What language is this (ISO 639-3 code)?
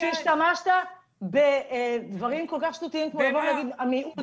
heb